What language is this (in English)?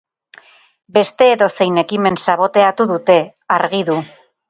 Basque